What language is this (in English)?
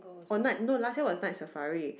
English